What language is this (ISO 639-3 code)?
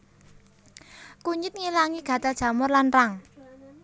jav